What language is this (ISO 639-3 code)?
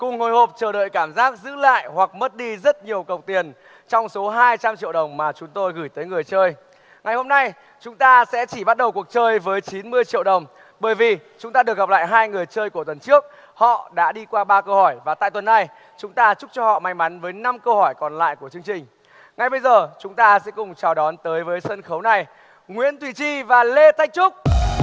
vie